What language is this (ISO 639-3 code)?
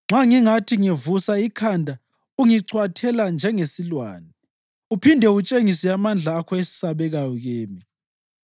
nde